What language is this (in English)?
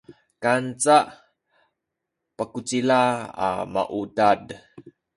Sakizaya